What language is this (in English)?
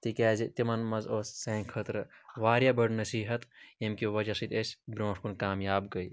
Kashmiri